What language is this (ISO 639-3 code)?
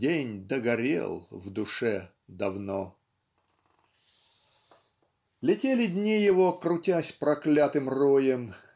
rus